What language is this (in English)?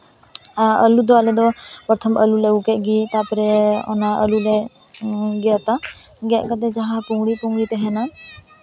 Santali